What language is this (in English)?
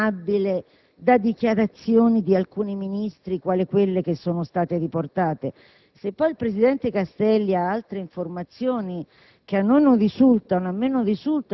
Italian